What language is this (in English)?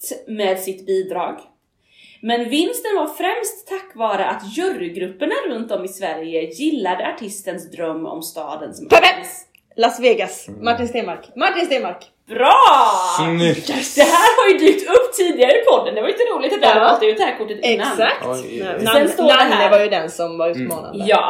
Swedish